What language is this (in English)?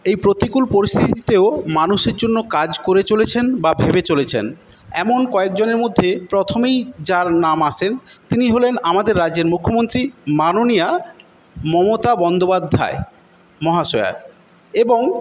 Bangla